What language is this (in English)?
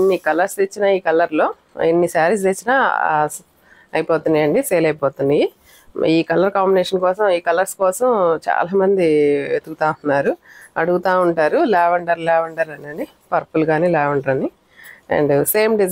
Telugu